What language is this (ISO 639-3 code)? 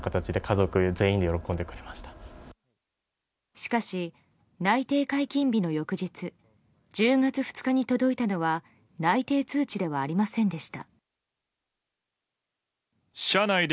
jpn